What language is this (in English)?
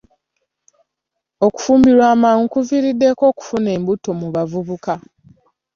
Ganda